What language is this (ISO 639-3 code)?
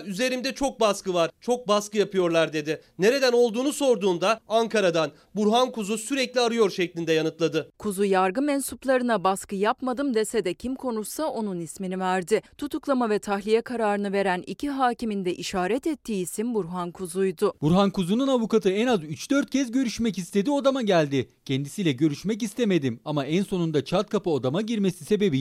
tur